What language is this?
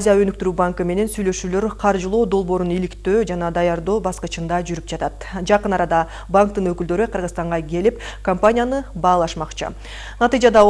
Russian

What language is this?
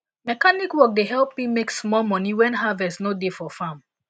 Nigerian Pidgin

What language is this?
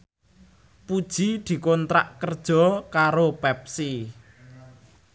Javanese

